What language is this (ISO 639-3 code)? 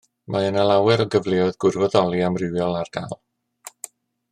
cym